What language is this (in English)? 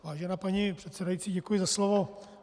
Czech